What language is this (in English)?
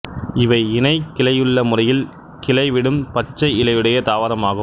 Tamil